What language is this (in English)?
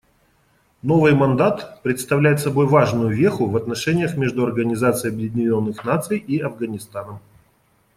Russian